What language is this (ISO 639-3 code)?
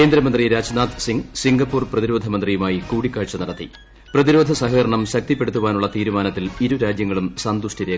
mal